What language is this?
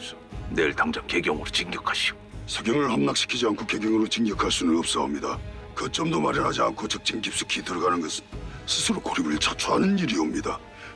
Korean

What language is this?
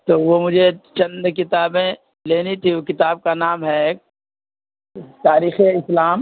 Urdu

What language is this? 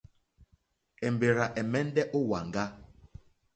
Mokpwe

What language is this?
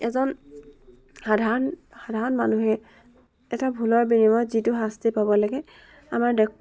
Assamese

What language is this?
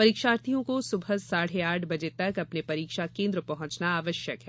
Hindi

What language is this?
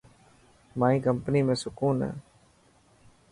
Dhatki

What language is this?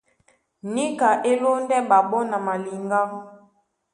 Duala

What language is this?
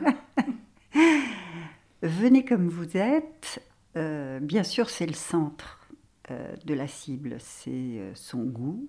French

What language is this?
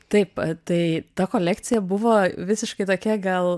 Lithuanian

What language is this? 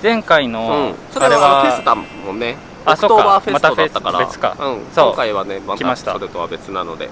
Japanese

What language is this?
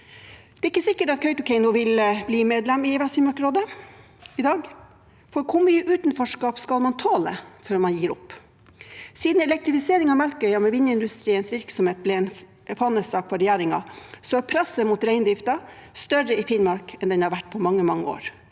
Norwegian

